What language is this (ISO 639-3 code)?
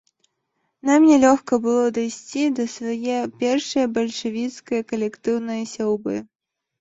bel